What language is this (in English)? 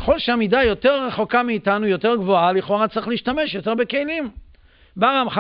Hebrew